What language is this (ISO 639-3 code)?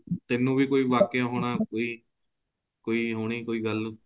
pan